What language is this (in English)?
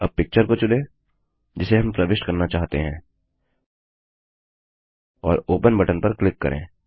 Hindi